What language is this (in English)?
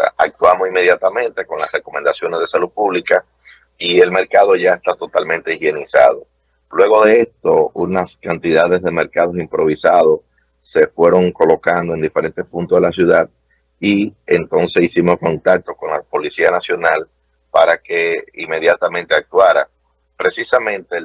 Spanish